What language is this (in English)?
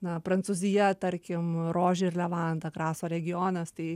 Lithuanian